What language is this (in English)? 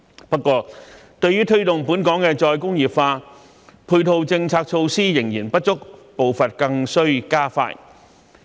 Cantonese